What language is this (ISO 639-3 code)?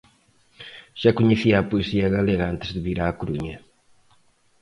glg